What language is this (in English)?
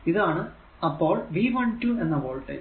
Malayalam